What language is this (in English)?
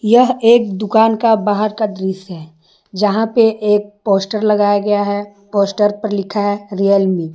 Hindi